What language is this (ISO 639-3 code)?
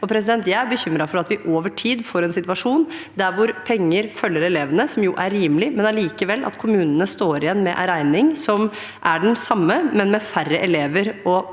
nor